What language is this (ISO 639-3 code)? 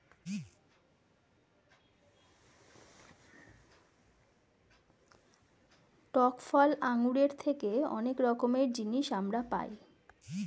ben